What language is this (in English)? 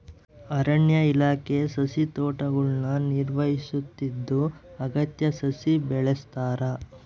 Kannada